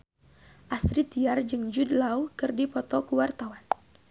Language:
Sundanese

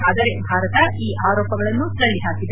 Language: Kannada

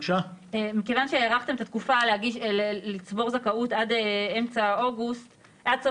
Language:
Hebrew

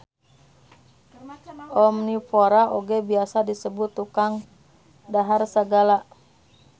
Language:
Sundanese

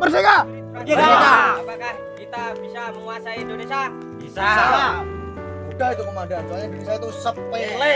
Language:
Indonesian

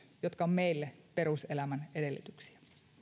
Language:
Finnish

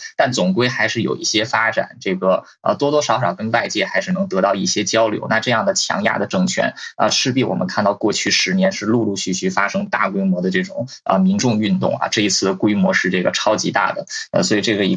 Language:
Chinese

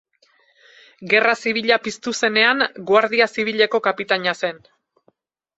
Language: Basque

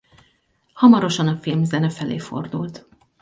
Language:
Hungarian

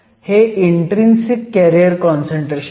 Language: Marathi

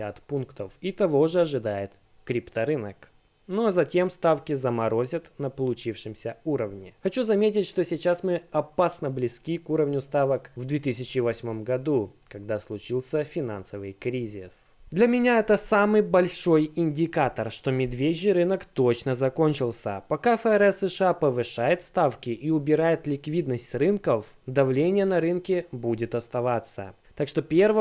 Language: Russian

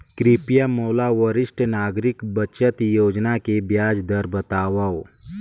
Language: Chhattisgarhi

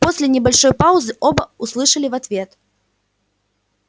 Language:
Russian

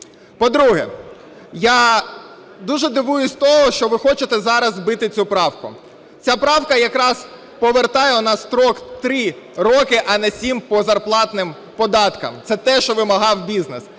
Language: Ukrainian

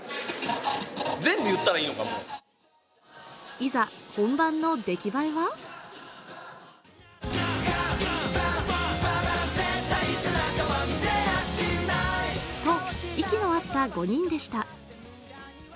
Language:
Japanese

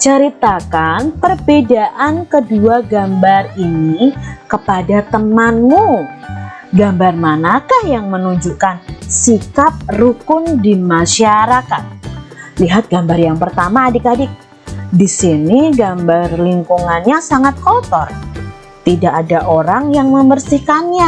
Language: Indonesian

